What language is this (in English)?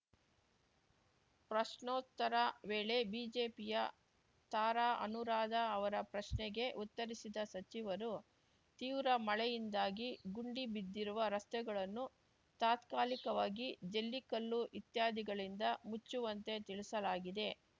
Kannada